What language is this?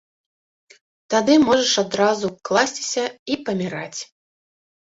Belarusian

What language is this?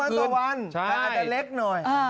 Thai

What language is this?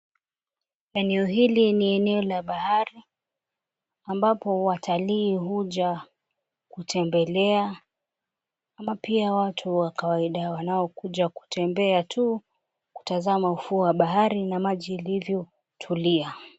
Swahili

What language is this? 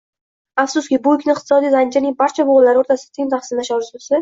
Uzbek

